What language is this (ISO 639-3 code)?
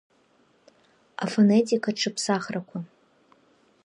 abk